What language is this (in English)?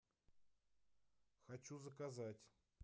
Russian